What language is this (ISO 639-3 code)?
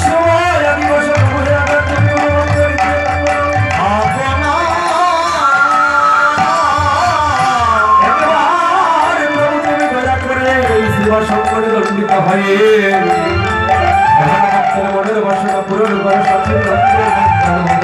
ara